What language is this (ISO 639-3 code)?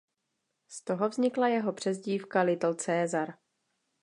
ces